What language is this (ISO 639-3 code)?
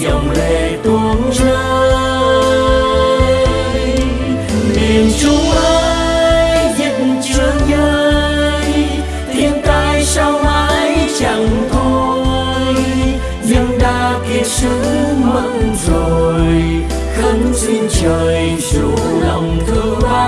vie